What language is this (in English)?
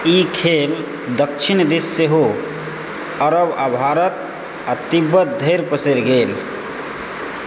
Maithili